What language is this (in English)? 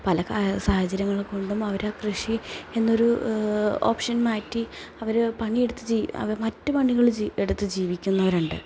Malayalam